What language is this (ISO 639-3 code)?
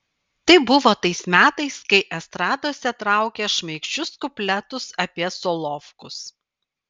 lit